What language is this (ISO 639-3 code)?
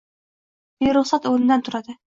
uzb